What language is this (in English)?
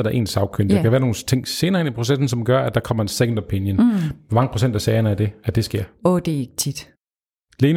Danish